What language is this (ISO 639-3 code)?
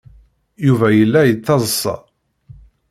kab